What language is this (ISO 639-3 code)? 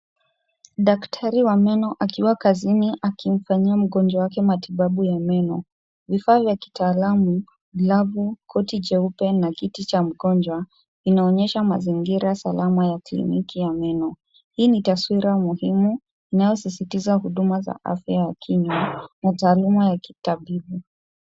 swa